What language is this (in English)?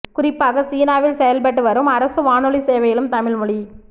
Tamil